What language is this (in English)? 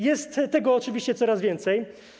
Polish